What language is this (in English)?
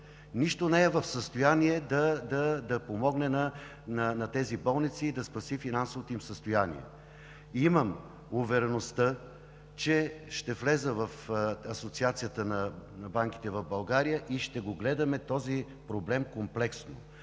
Bulgarian